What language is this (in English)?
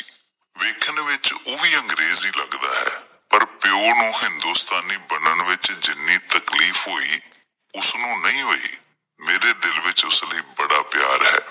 Punjabi